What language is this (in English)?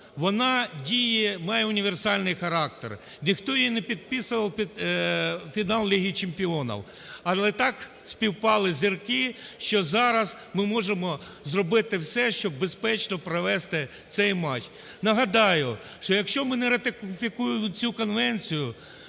Ukrainian